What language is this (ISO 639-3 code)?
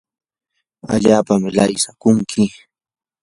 qur